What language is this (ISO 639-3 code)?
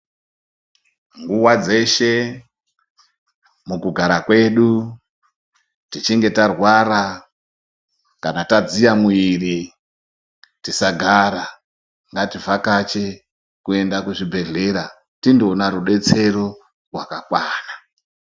ndc